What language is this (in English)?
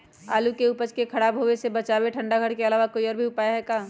Magahi